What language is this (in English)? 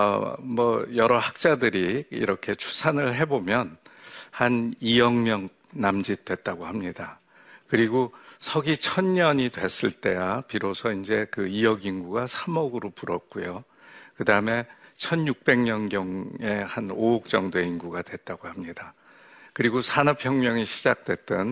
Korean